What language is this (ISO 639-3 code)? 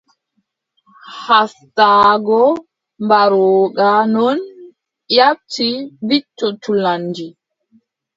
fub